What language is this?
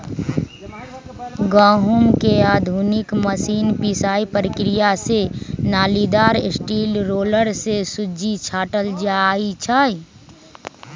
Magahi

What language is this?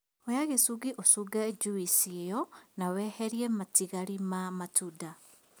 Kikuyu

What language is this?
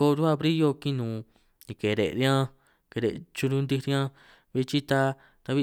San Martín Itunyoso Triqui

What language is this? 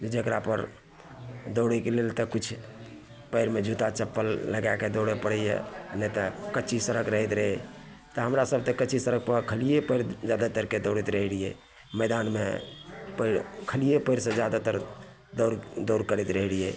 Maithili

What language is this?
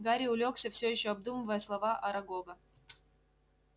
Russian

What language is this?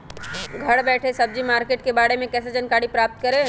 Magahi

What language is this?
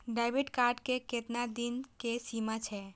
Maithili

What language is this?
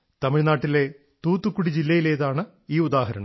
Malayalam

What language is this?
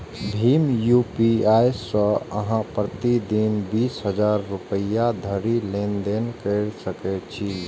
Maithili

